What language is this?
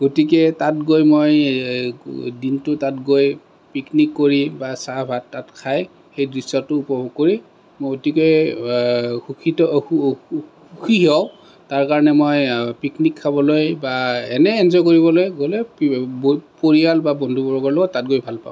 Assamese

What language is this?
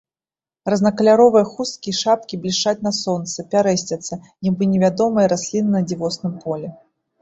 Belarusian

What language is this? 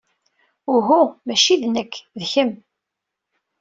Kabyle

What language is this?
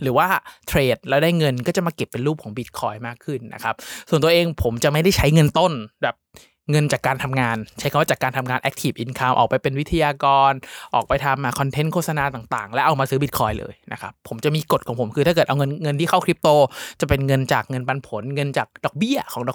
Thai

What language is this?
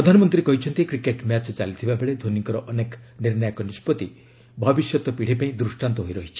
Odia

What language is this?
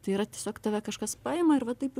Lithuanian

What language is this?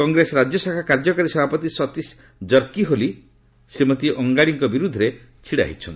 Odia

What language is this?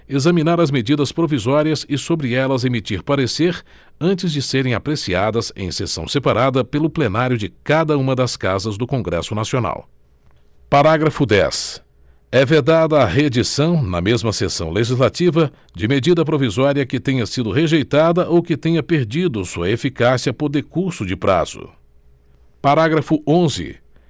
Portuguese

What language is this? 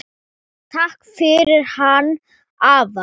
Icelandic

